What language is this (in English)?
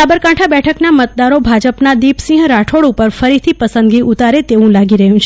Gujarati